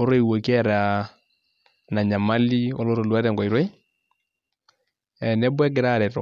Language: Masai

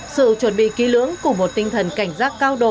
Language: Vietnamese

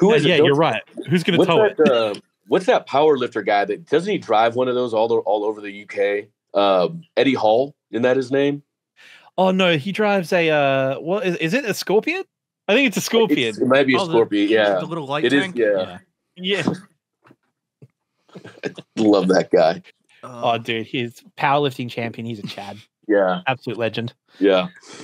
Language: English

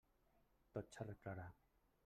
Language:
Catalan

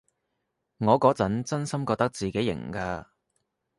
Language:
Cantonese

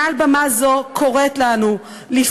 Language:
Hebrew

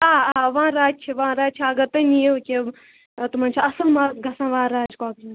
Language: Kashmiri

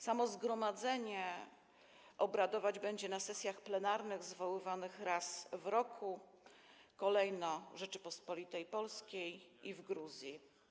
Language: Polish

